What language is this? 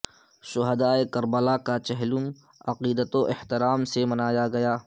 Urdu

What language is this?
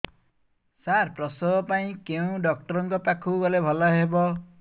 Odia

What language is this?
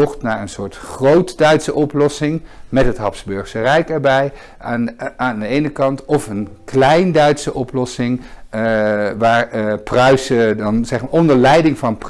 Dutch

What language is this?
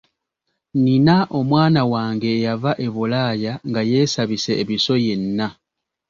Ganda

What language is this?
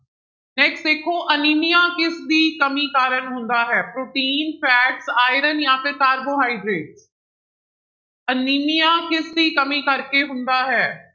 Punjabi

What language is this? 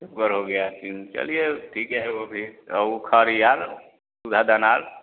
Hindi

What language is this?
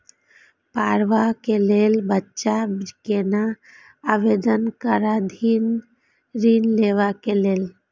Maithili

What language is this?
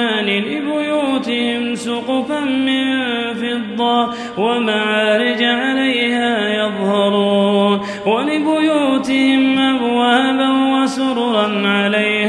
Arabic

